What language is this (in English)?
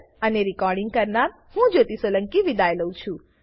Gujarati